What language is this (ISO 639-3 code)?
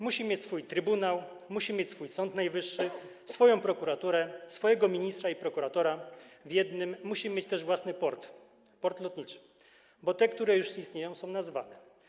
pol